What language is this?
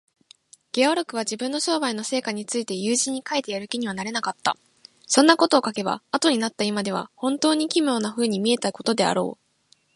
Japanese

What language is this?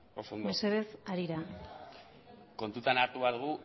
Basque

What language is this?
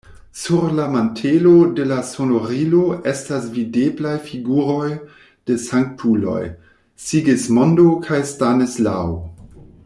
Esperanto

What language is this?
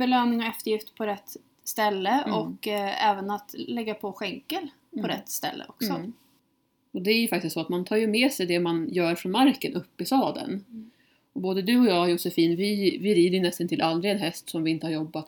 Swedish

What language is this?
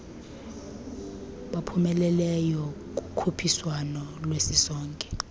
Xhosa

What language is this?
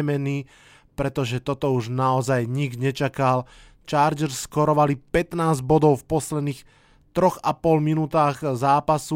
Slovak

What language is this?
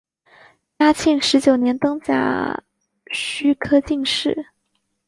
Chinese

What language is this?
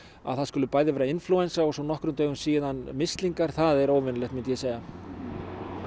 Icelandic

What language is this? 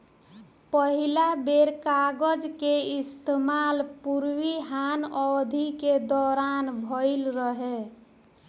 Bhojpuri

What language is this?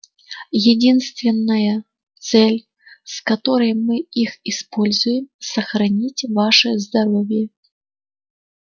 Russian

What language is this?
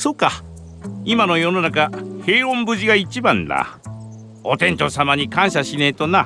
Japanese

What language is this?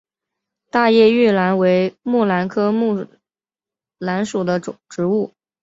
Chinese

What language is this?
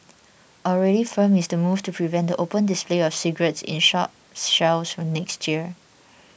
English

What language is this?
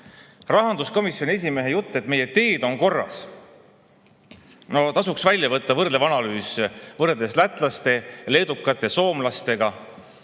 Estonian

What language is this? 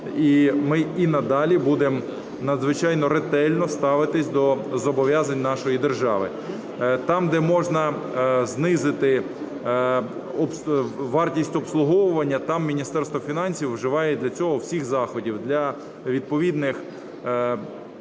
Ukrainian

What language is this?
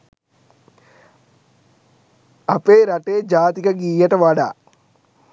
Sinhala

